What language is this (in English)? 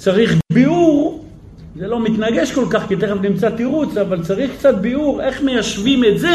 Hebrew